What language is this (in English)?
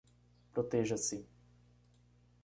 Portuguese